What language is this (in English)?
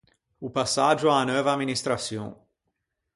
Ligurian